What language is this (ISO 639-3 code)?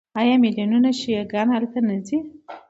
pus